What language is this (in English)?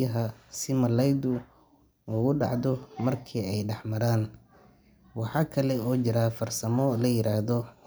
Somali